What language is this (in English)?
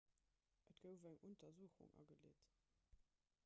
Luxembourgish